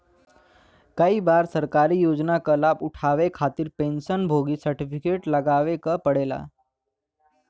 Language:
Bhojpuri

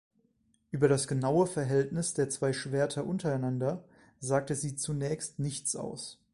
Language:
German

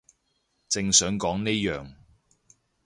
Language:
Cantonese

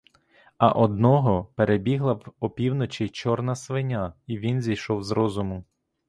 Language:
Ukrainian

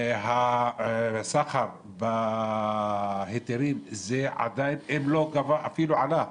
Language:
Hebrew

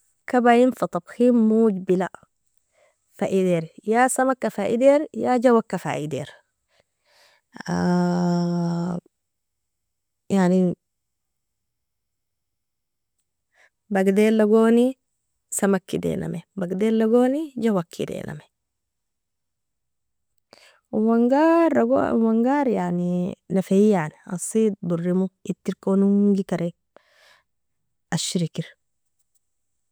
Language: Nobiin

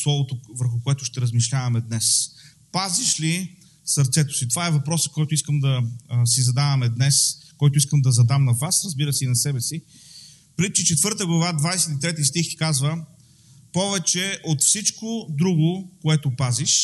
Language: Bulgarian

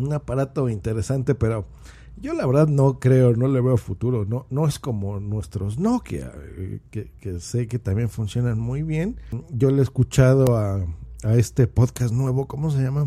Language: Spanish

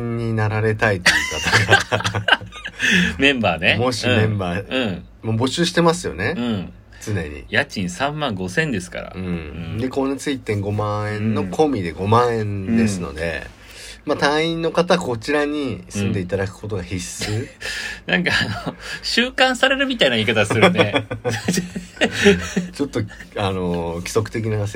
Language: Japanese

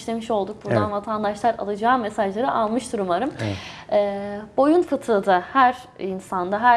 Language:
Turkish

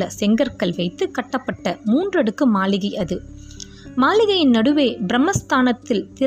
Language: Tamil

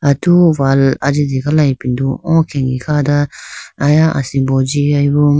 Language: Idu-Mishmi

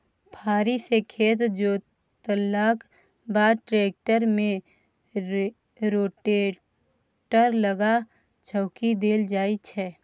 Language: Maithili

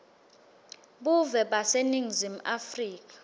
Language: Swati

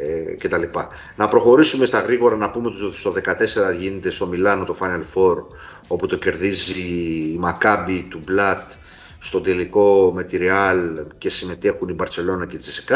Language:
Greek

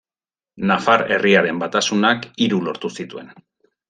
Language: Basque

